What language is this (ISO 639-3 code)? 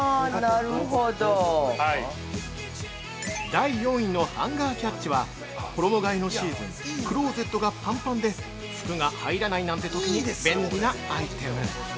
jpn